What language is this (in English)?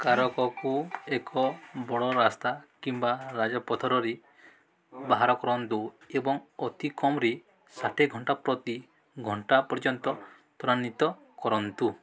Odia